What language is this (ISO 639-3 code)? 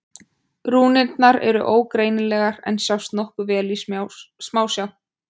isl